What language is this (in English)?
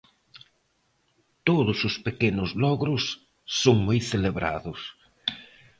Galician